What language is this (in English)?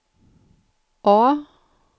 Swedish